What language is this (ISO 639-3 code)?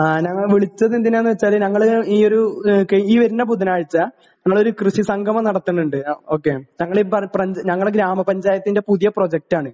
mal